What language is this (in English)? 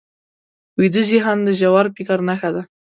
Pashto